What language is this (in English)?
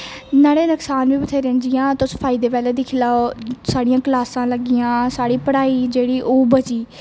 Dogri